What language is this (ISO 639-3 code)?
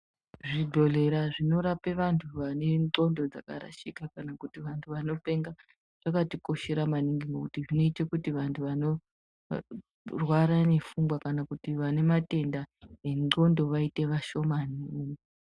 ndc